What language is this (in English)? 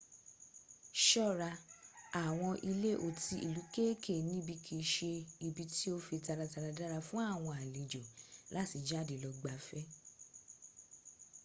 Yoruba